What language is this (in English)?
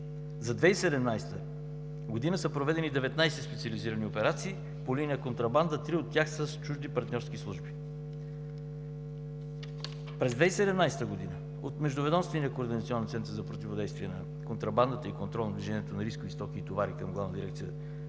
Bulgarian